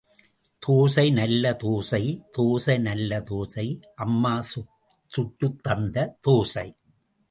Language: Tamil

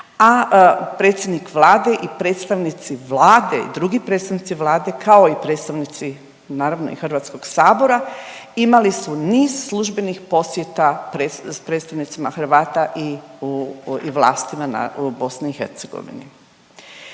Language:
Croatian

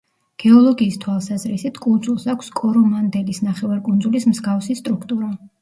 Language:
Georgian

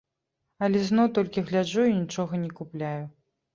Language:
Belarusian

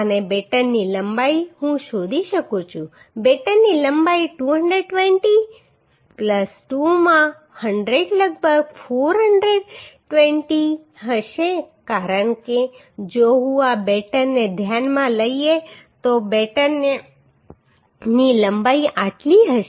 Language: Gujarati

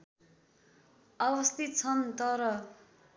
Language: Nepali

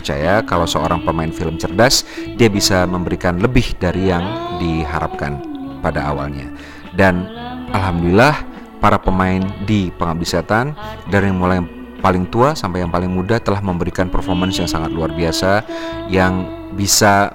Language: Indonesian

